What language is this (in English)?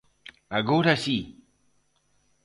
Galician